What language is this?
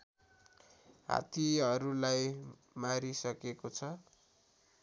Nepali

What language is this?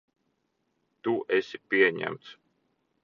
Latvian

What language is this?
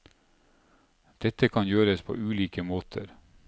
Norwegian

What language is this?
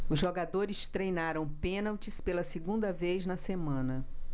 Portuguese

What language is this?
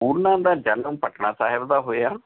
Punjabi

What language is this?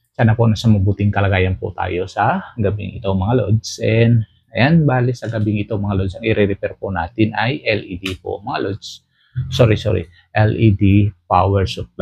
Filipino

